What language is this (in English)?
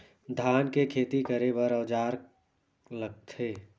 Chhattisgarhi